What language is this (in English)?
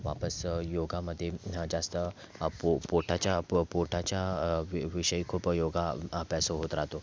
Marathi